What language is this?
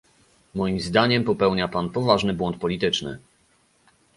Polish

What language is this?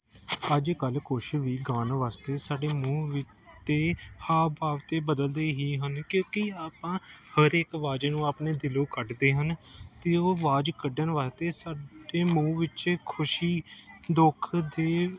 Punjabi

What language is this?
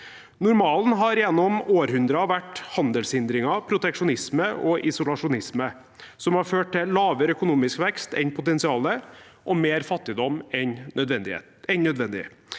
Norwegian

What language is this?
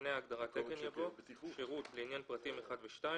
Hebrew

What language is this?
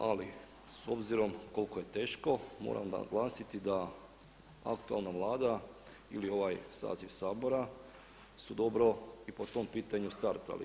Croatian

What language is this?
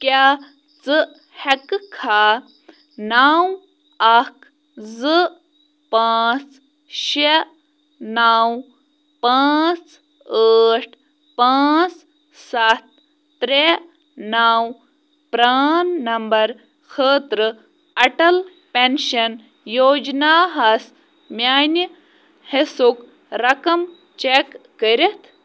Kashmiri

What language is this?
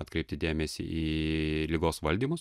Lithuanian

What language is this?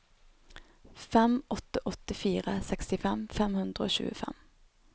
Norwegian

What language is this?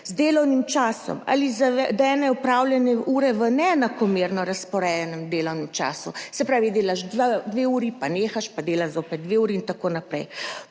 Slovenian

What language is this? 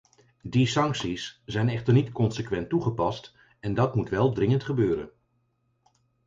Dutch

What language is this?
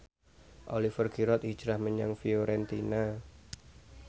Javanese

